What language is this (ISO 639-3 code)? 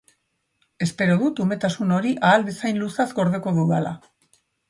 eus